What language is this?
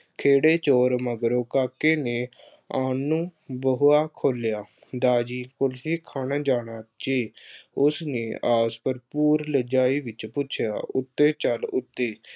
Punjabi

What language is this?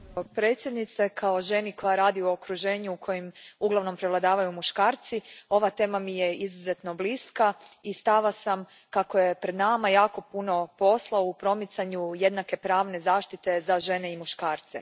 Croatian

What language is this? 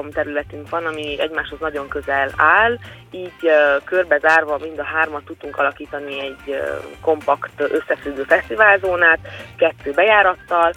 Hungarian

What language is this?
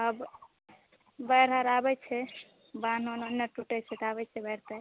Maithili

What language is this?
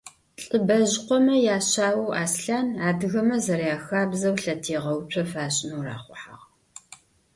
Adyghe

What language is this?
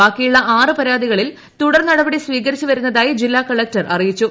Malayalam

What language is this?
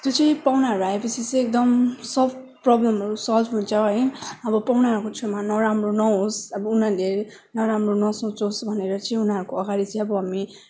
Nepali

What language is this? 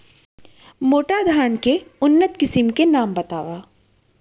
Chhattisgarhi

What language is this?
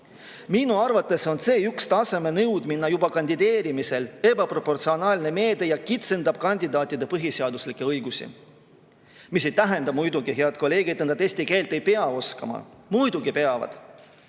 Estonian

